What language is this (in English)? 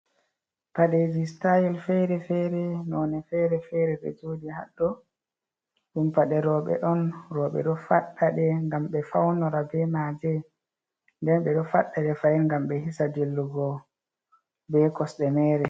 Fula